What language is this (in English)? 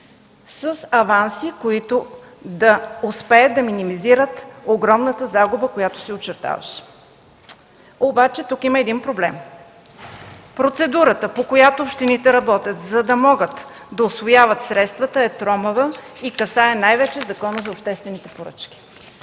Bulgarian